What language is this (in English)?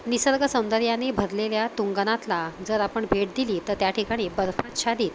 Marathi